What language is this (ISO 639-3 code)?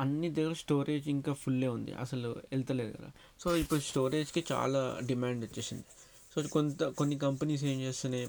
tel